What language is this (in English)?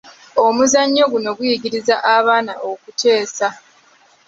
Ganda